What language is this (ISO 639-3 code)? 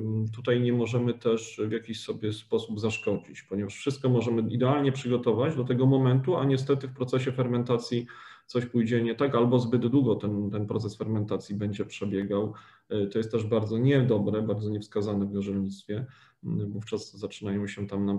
pol